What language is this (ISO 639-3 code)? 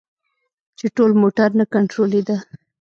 pus